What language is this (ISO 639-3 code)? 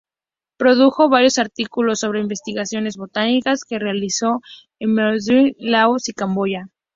spa